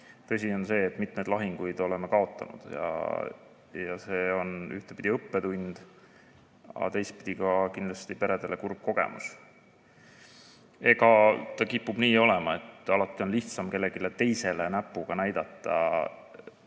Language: Estonian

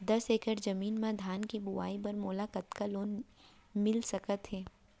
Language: Chhattisgarhi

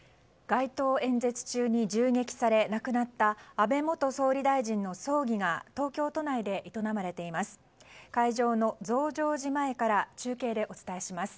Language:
Japanese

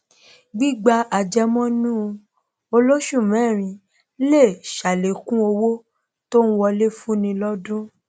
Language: Yoruba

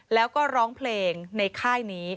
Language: Thai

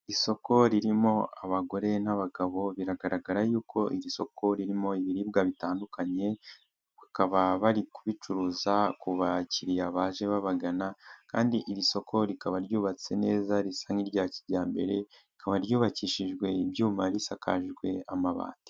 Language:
Kinyarwanda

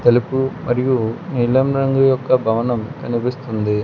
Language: Telugu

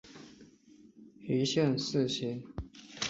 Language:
Chinese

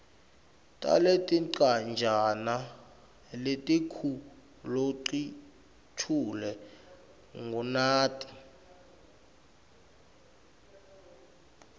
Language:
Swati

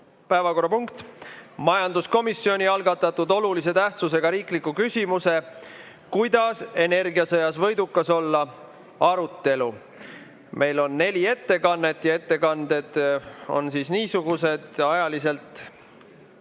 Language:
Estonian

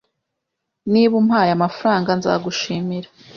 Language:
Kinyarwanda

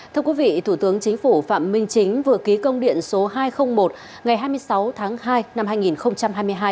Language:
Vietnamese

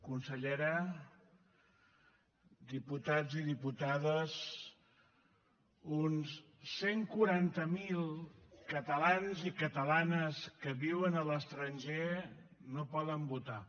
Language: Catalan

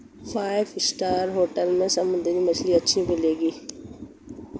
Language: Hindi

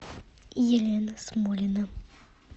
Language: Russian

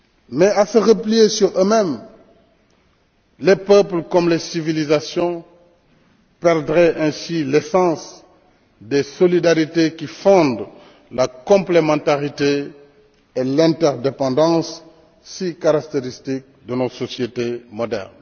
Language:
French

